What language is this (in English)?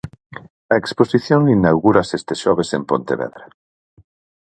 Galician